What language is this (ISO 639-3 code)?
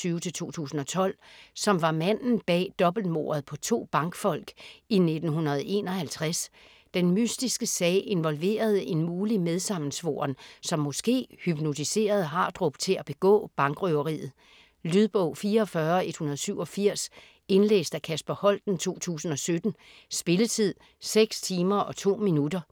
dan